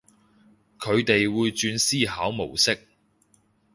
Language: Cantonese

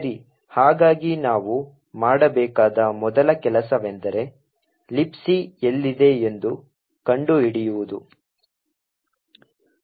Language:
Kannada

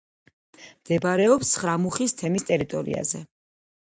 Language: Georgian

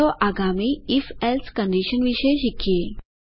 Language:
Gujarati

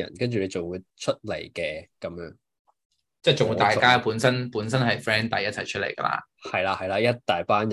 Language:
Chinese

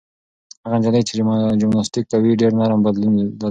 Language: Pashto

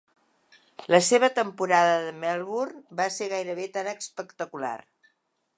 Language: Catalan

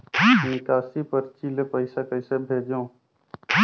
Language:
Chhattisgarhi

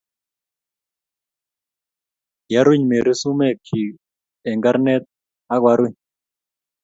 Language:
Kalenjin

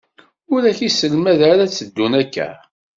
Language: Kabyle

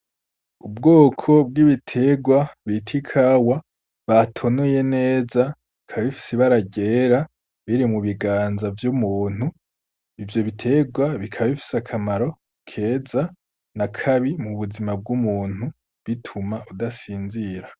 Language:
Rundi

